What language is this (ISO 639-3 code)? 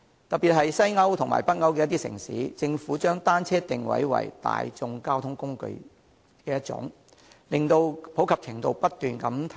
yue